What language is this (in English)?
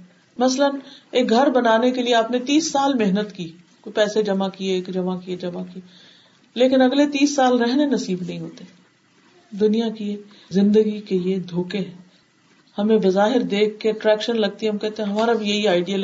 Urdu